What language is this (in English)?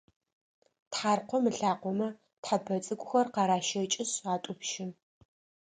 Adyghe